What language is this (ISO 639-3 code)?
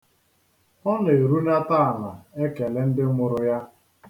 ibo